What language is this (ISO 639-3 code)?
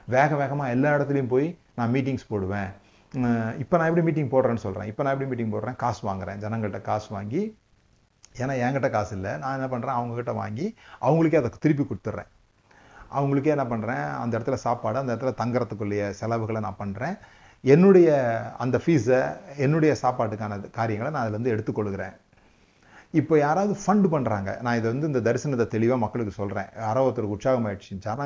tam